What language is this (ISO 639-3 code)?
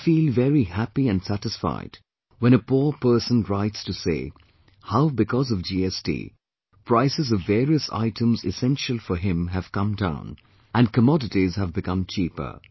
eng